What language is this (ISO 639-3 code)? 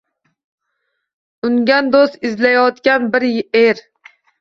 uzb